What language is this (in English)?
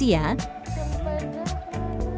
Indonesian